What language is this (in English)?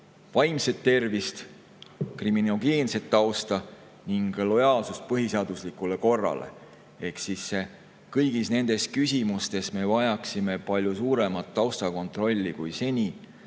Estonian